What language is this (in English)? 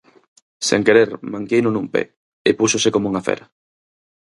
Galician